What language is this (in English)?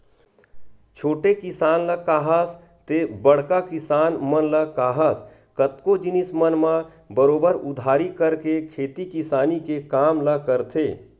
Chhattisgarhi